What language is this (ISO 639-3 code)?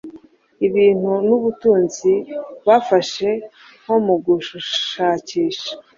kin